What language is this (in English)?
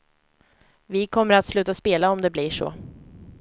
Swedish